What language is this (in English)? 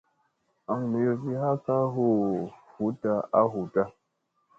Musey